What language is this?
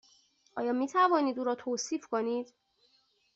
Persian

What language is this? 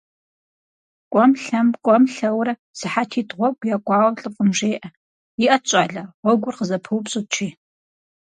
Kabardian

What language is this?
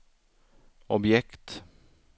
Swedish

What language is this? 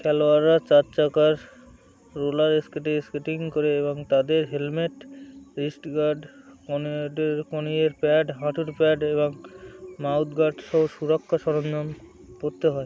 Bangla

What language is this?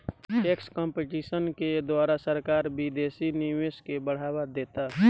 Bhojpuri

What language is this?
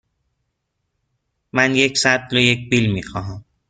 Persian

